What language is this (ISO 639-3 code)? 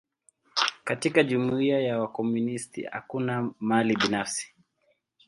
swa